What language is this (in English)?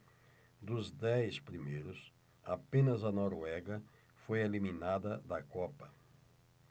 Portuguese